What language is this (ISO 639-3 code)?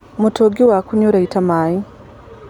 kik